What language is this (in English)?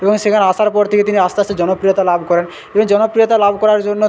Bangla